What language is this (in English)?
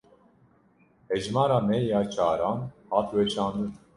Kurdish